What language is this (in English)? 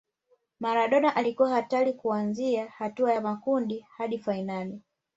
Swahili